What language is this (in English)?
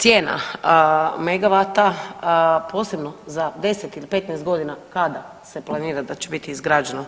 Croatian